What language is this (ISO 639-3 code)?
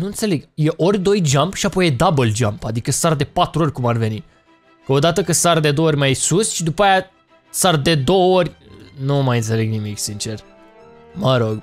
ron